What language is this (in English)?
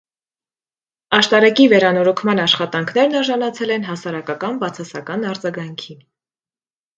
Armenian